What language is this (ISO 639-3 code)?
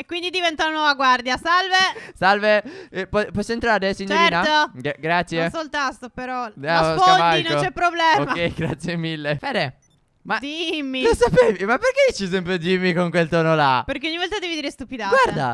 ita